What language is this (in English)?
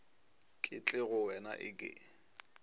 Northern Sotho